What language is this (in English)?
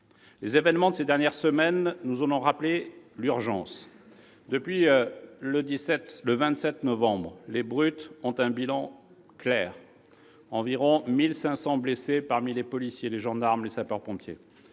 French